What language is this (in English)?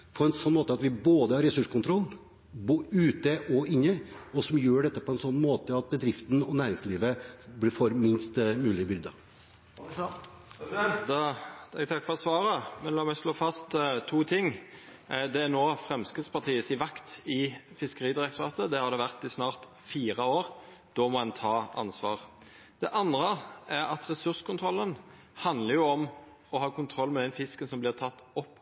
Norwegian